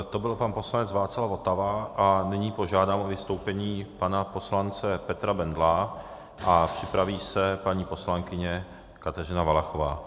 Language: Czech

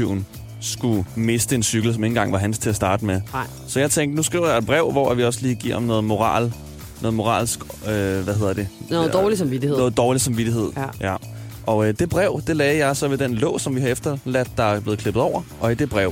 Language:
Danish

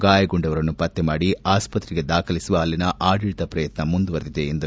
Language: Kannada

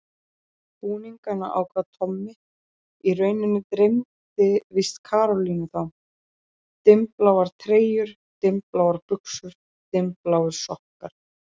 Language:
Icelandic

